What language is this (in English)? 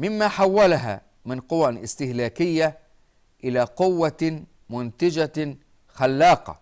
Arabic